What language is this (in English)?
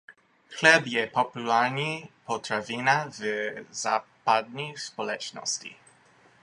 Czech